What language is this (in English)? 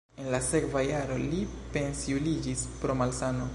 Esperanto